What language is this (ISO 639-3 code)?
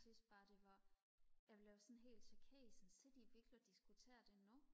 dan